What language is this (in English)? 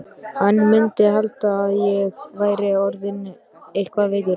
Icelandic